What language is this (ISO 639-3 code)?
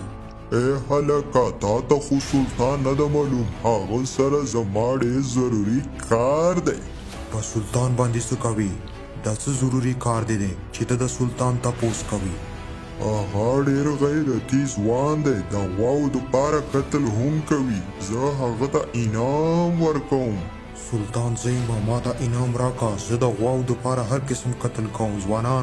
ron